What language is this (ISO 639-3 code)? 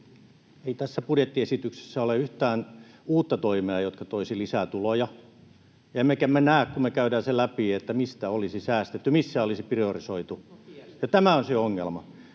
fin